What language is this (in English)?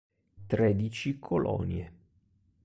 Italian